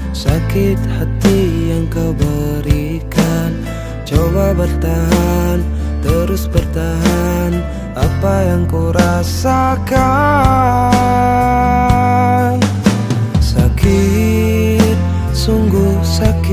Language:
Indonesian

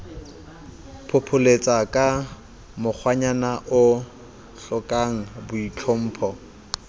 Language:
Southern Sotho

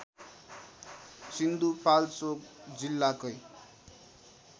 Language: Nepali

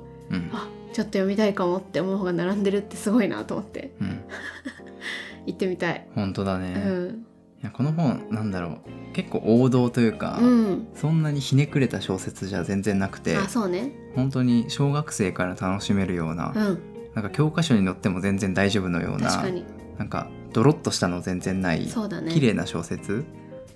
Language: Japanese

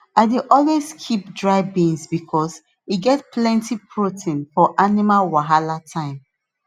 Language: Nigerian Pidgin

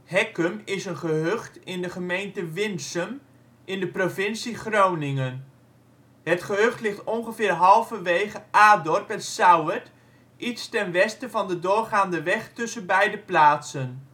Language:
Dutch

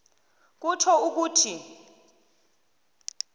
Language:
South Ndebele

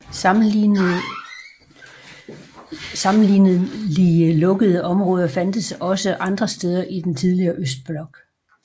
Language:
Danish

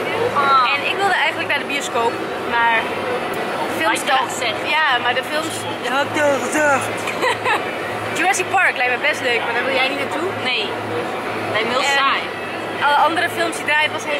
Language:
Dutch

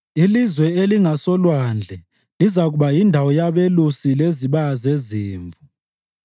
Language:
North Ndebele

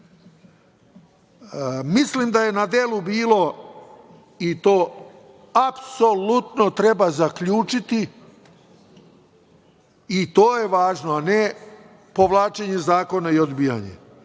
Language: Serbian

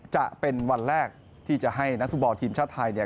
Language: Thai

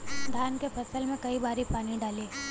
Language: Bhojpuri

